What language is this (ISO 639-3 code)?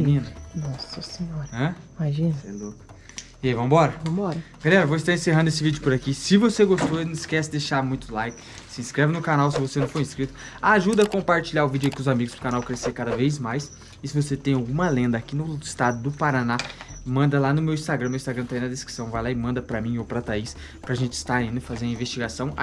por